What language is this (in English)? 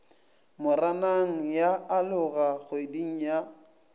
Northern Sotho